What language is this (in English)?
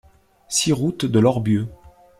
French